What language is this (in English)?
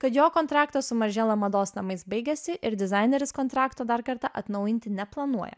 Lithuanian